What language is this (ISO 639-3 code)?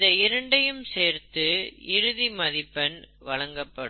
tam